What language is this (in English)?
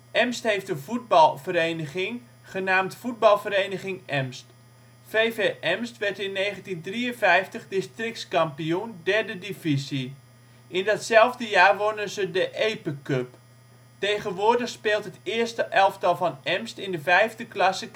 Dutch